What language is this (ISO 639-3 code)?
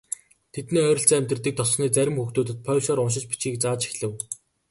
mon